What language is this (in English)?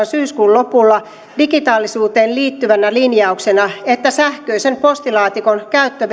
Finnish